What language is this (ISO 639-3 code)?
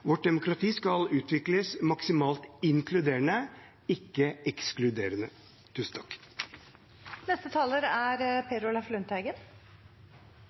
nob